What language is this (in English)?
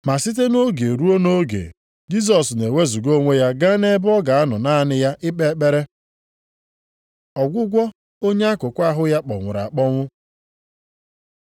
Igbo